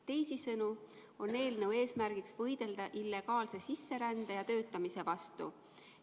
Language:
Estonian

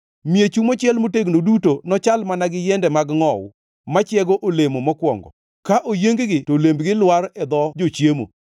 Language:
Luo (Kenya and Tanzania)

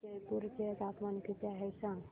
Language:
Marathi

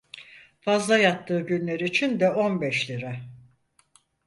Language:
Turkish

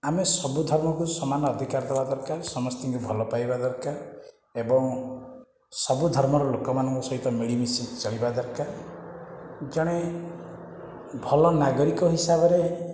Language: Odia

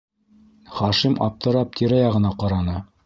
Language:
Bashkir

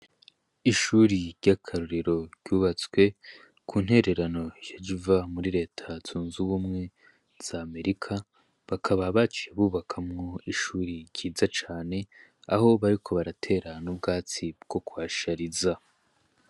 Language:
Rundi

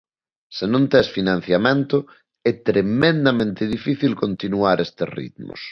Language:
Galician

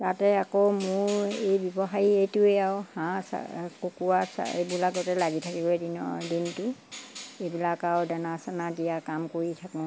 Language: Assamese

